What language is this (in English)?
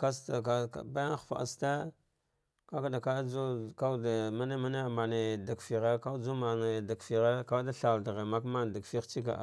Dghwede